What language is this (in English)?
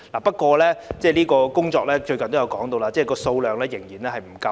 Cantonese